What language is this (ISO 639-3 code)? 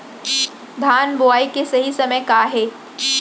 hne